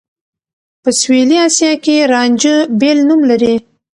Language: Pashto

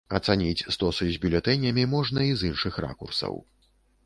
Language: Belarusian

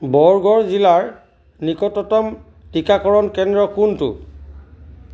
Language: Assamese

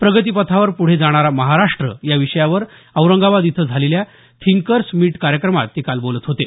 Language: Marathi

